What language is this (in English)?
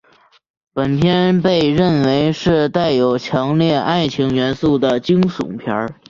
Chinese